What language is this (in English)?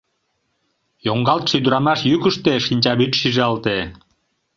Mari